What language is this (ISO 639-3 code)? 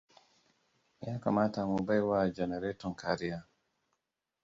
hau